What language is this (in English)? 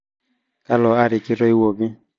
Masai